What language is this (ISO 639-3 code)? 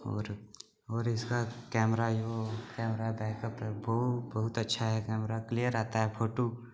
doi